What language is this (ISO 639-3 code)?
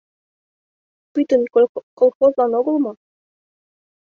chm